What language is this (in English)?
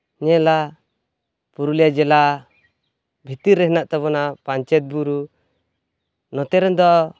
Santali